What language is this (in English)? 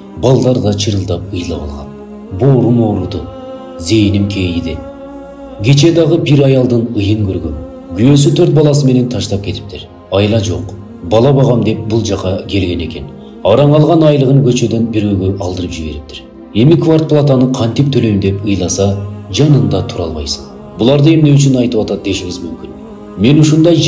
Turkish